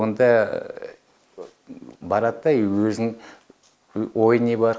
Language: Kazakh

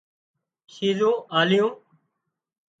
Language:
Wadiyara Koli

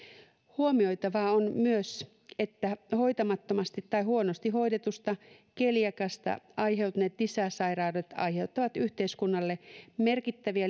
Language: Finnish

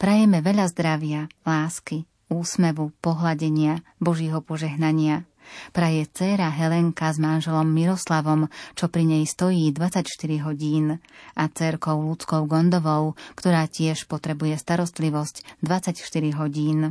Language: Slovak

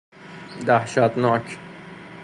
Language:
Persian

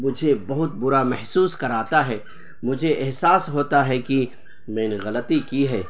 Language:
Urdu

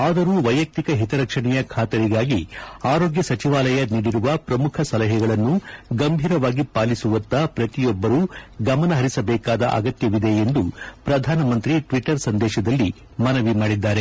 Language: Kannada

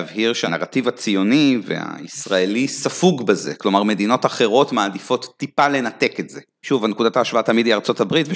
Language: Hebrew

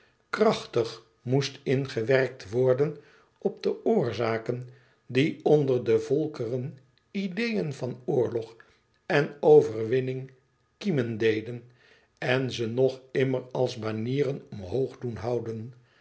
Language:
Dutch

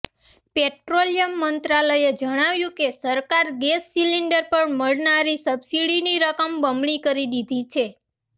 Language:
Gujarati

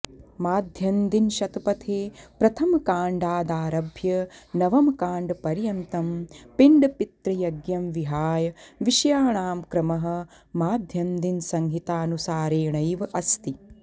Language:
Sanskrit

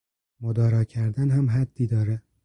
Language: Persian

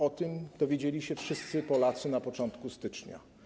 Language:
Polish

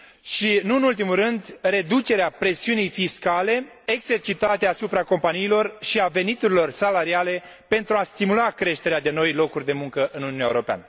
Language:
Romanian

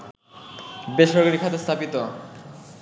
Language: Bangla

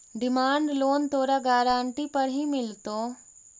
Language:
Magahi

